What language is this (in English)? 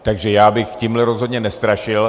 Czech